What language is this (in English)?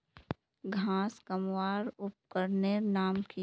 Magahi